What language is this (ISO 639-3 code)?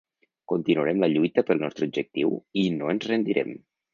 cat